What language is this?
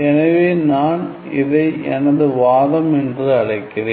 Tamil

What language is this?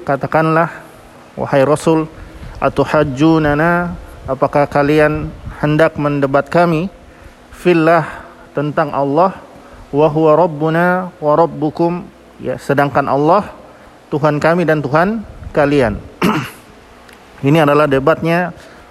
Indonesian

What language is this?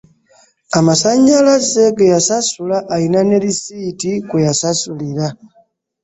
Ganda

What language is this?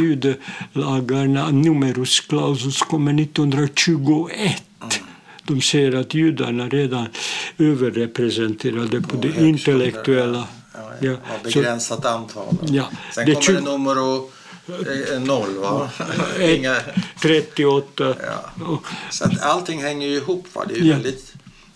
Swedish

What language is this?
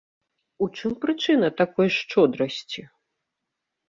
Belarusian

